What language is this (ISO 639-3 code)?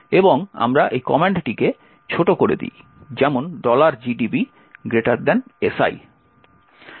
ben